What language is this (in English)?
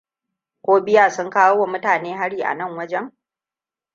Hausa